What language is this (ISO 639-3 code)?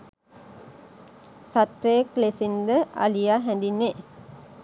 sin